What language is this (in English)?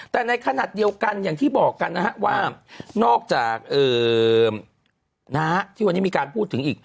Thai